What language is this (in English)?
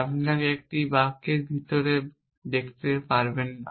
Bangla